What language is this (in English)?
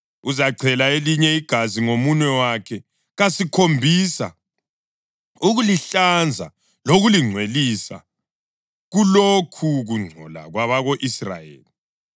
North Ndebele